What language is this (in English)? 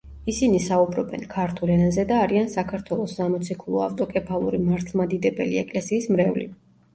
Georgian